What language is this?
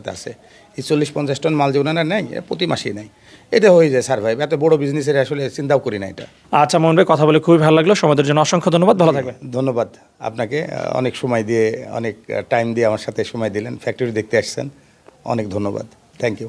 Bangla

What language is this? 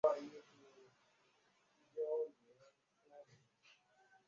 Chinese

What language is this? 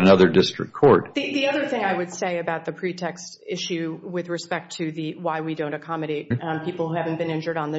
English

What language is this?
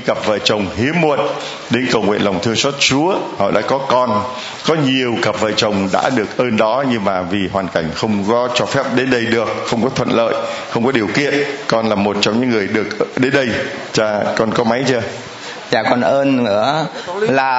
Vietnamese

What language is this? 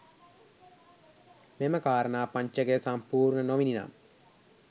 Sinhala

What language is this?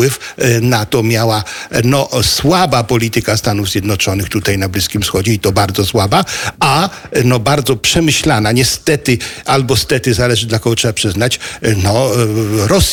Polish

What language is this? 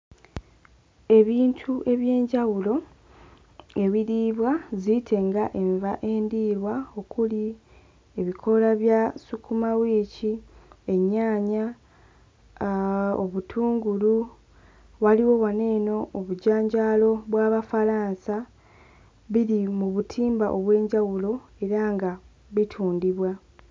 Ganda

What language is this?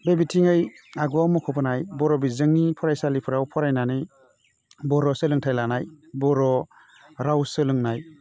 Bodo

